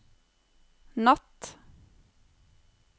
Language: Norwegian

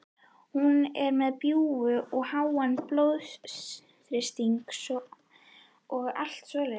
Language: Icelandic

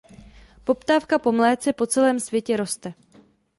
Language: Czech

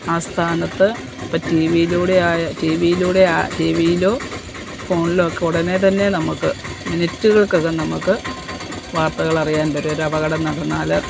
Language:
Malayalam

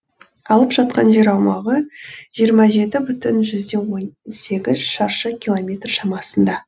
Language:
Kazakh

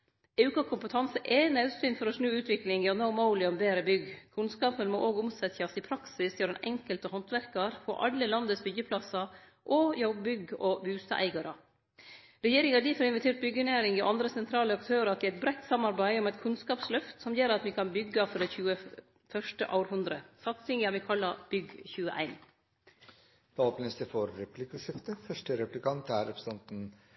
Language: Norwegian Nynorsk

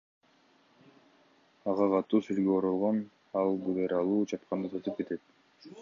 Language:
Kyrgyz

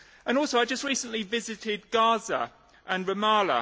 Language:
English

